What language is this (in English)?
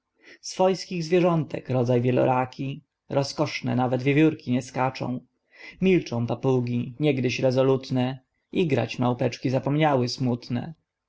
Polish